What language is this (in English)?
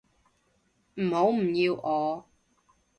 Cantonese